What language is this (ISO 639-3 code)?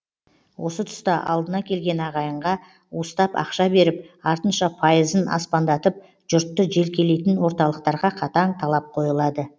kaz